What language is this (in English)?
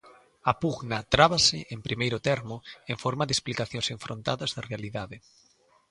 Galician